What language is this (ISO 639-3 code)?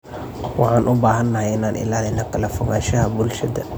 som